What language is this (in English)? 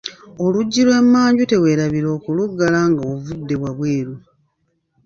Ganda